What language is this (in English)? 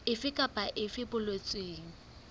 Southern Sotho